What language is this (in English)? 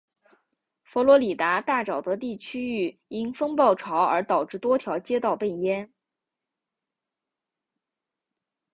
Chinese